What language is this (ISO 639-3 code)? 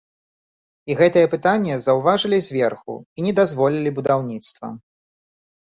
bel